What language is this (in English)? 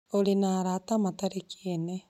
Kikuyu